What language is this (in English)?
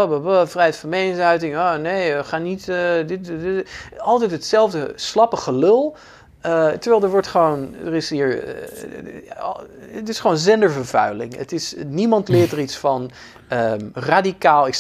Dutch